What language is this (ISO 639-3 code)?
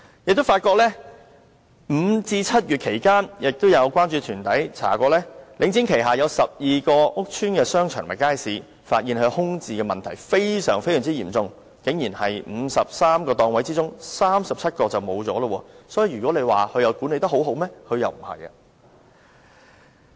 yue